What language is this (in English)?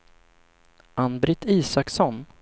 Swedish